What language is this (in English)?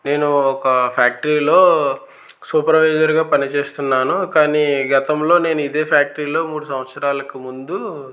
Telugu